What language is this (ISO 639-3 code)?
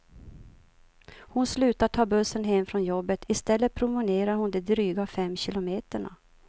swe